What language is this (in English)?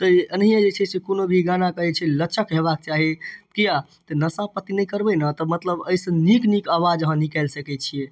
Maithili